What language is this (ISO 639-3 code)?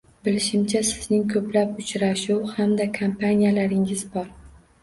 uzb